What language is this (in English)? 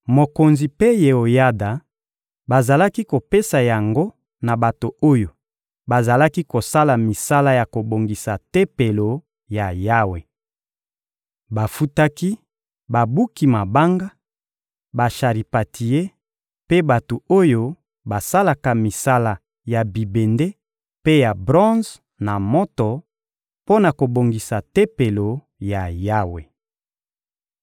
Lingala